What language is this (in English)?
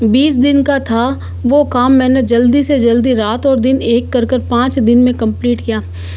Hindi